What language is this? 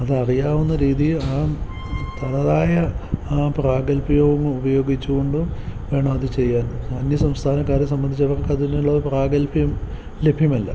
Malayalam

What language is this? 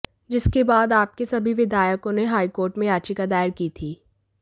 Hindi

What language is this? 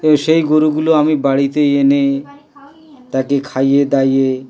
Bangla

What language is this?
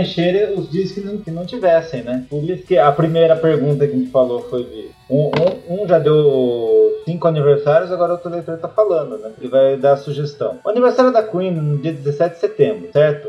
Portuguese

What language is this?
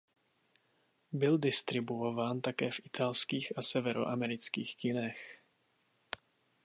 Czech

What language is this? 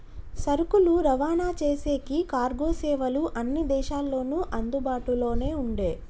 Telugu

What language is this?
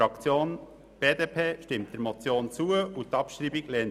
Swiss German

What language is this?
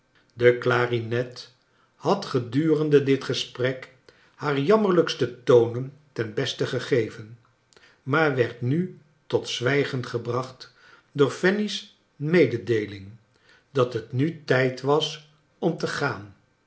Dutch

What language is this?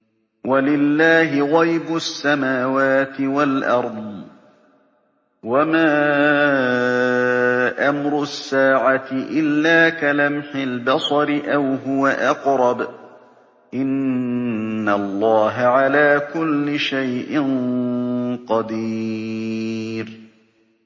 Arabic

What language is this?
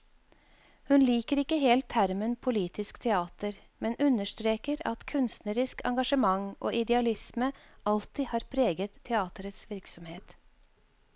Norwegian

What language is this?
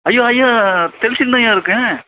Tamil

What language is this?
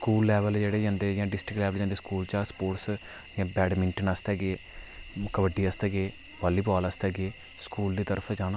Dogri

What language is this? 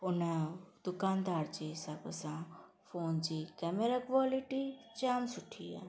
Sindhi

